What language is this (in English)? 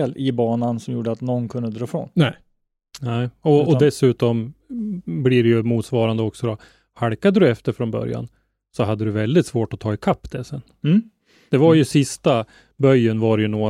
Swedish